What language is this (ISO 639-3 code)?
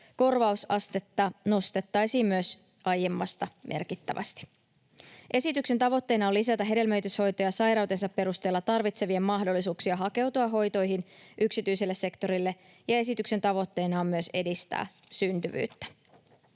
fin